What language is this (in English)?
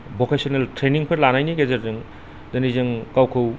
Bodo